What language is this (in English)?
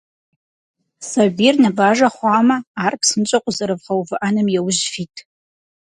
Kabardian